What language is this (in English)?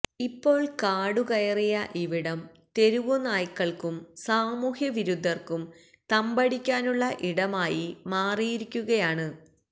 Malayalam